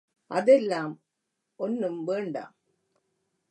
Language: Tamil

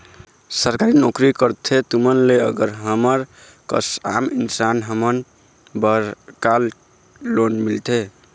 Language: Chhattisgarhi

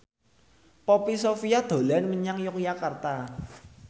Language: Javanese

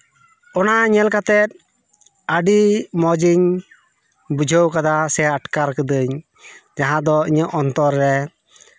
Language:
Santali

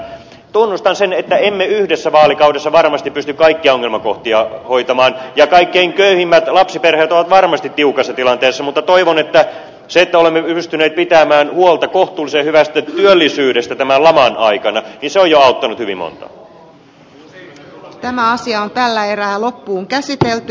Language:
Finnish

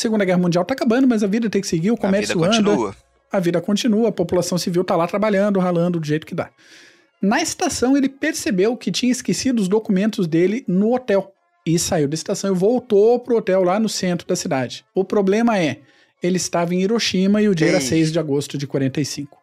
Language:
Portuguese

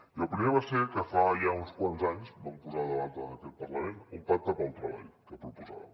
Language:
Catalan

